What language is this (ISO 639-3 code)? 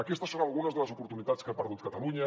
cat